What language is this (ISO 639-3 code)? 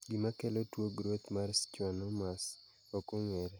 luo